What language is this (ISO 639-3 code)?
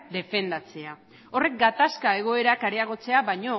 eus